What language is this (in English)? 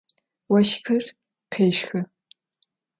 Adyghe